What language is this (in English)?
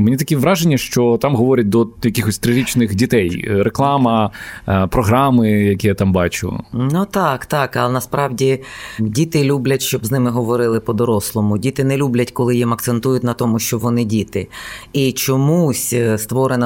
Ukrainian